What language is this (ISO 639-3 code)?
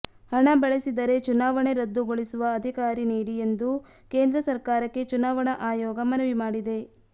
kan